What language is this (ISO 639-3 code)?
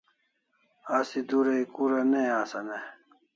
kls